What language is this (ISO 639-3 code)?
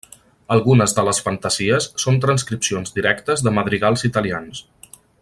cat